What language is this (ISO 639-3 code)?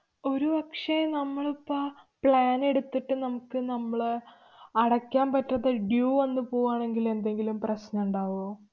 mal